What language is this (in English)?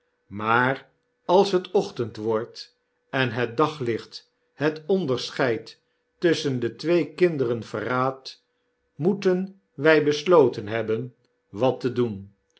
Dutch